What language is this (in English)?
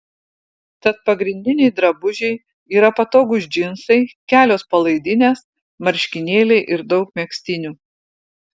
Lithuanian